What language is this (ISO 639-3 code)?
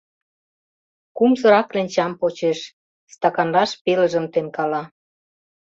chm